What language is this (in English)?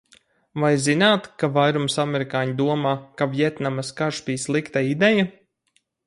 Latvian